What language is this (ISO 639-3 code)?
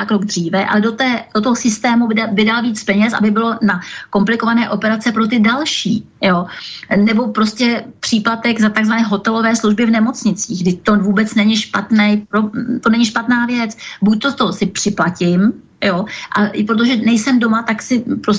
ces